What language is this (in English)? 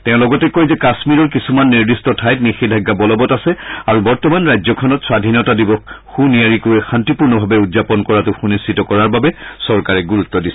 Assamese